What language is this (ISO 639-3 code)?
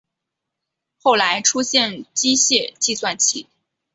zho